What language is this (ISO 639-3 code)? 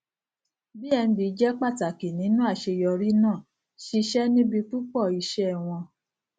yor